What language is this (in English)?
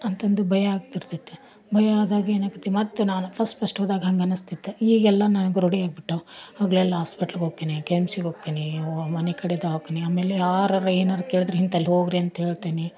Kannada